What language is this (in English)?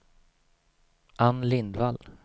Swedish